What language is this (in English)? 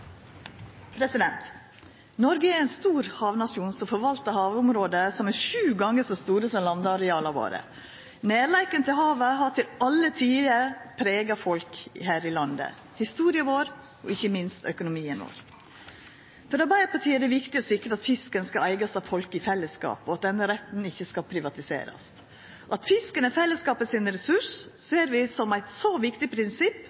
Norwegian Nynorsk